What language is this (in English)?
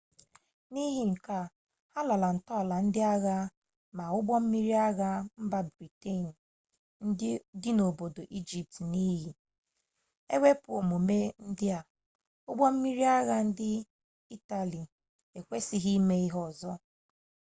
Igbo